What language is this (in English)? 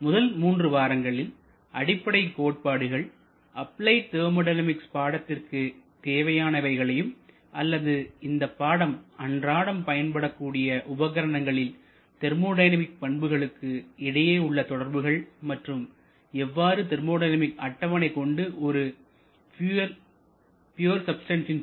Tamil